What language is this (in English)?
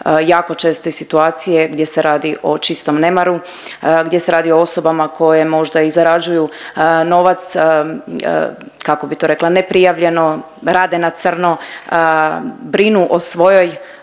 Croatian